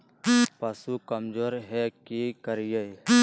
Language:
Magahi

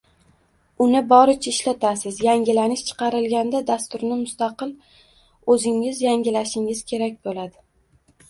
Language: Uzbek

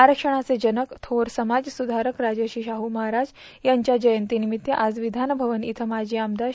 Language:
Marathi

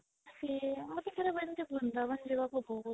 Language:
Odia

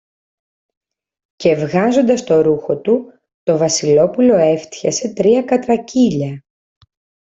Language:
Greek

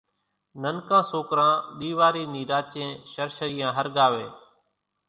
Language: Kachi Koli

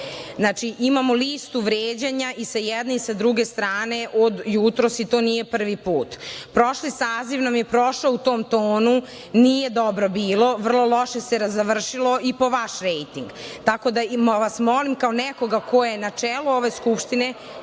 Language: Serbian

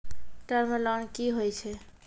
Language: Maithili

